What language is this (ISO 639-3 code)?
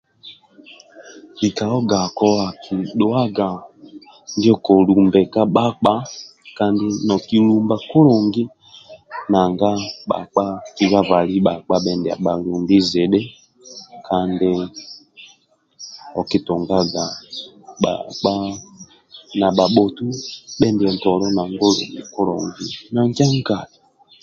rwm